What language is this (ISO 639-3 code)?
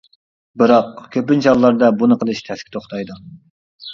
uig